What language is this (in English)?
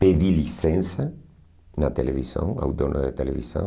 Portuguese